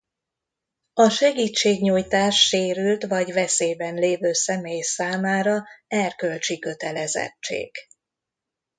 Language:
Hungarian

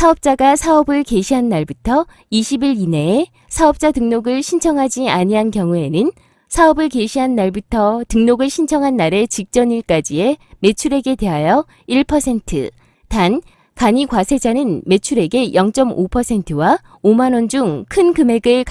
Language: Korean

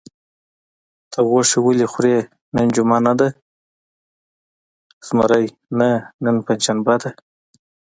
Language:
Pashto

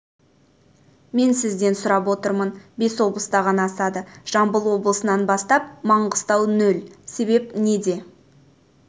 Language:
Kazakh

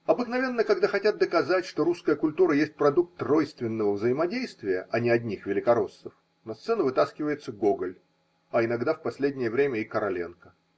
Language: Russian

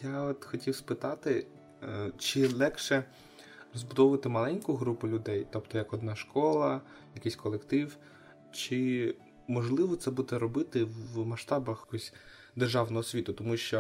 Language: Ukrainian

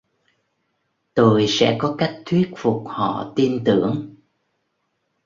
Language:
Vietnamese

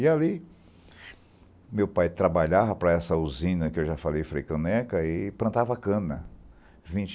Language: Portuguese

